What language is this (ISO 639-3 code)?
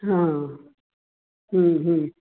san